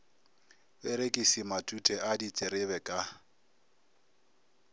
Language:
Northern Sotho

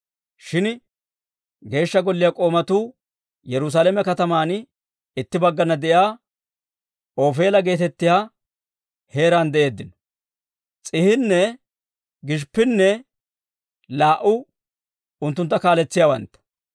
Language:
Dawro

